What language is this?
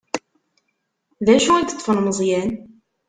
Kabyle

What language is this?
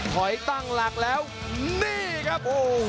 Thai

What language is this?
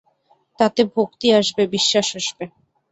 Bangla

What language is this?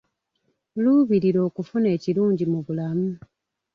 Ganda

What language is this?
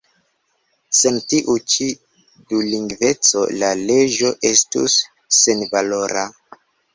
Esperanto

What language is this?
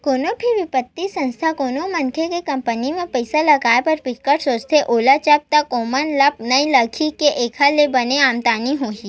Chhattisgarhi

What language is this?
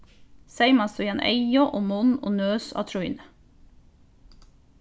Faroese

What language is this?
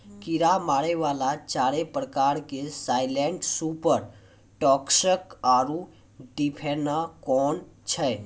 Maithili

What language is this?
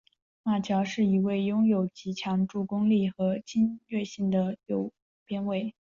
Chinese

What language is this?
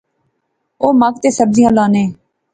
Pahari-Potwari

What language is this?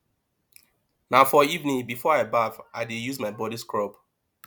Nigerian Pidgin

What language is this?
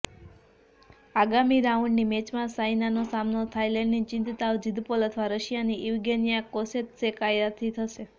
Gujarati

